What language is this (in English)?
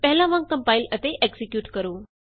Punjabi